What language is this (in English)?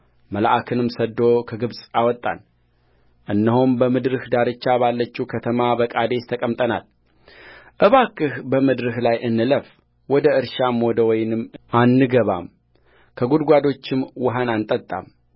Amharic